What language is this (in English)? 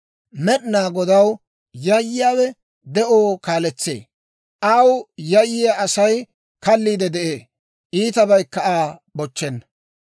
Dawro